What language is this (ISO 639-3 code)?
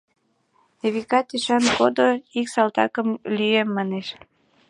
chm